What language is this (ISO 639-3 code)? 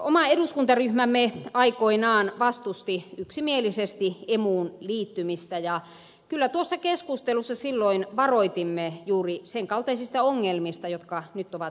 fin